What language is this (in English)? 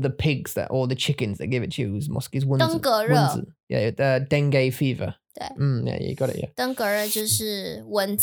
English